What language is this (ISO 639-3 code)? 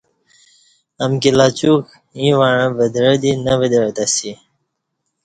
bsh